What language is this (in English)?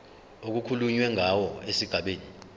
Zulu